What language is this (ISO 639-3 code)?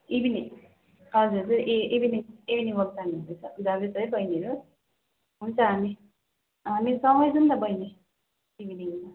nep